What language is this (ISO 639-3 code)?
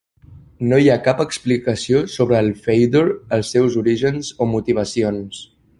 cat